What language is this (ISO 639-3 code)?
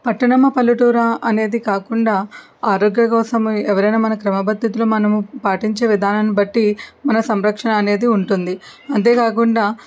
tel